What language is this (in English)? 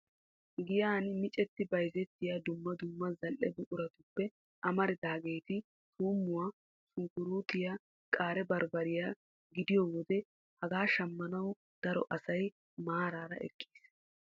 Wolaytta